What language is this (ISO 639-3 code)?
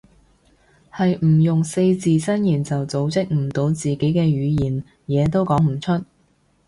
yue